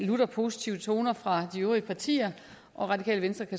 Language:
Danish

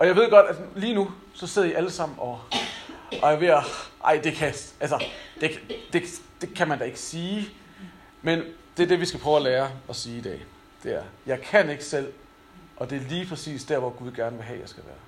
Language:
Danish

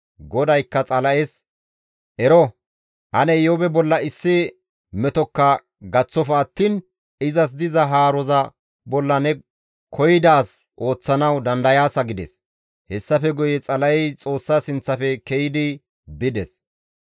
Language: Gamo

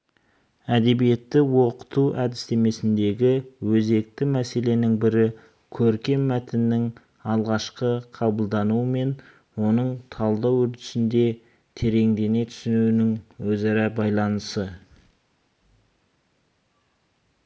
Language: Kazakh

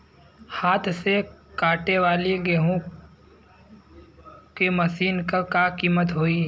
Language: Bhojpuri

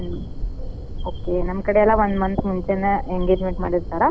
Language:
Kannada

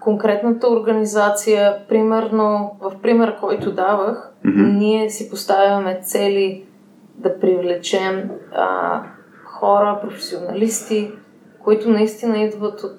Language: Bulgarian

